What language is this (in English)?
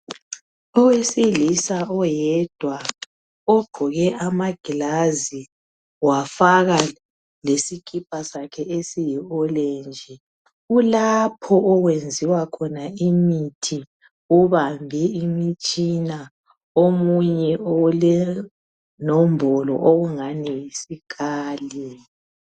North Ndebele